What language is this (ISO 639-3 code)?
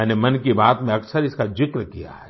hin